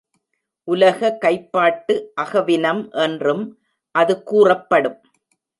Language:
Tamil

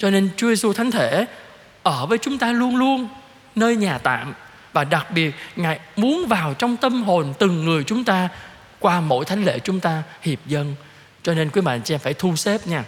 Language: Vietnamese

